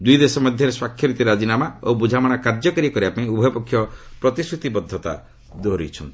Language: Odia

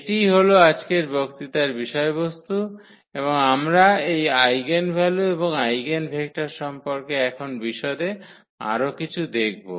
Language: Bangla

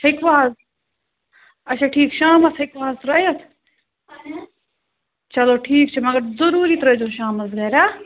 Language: Kashmiri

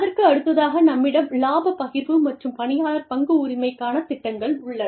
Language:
Tamil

